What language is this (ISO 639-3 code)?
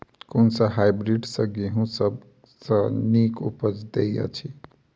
mai